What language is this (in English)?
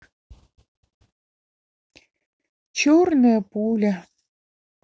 Russian